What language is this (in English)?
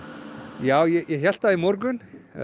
Icelandic